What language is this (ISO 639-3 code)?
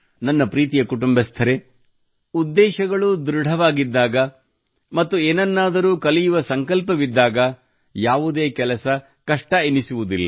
kan